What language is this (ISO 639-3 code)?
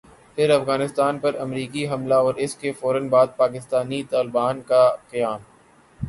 urd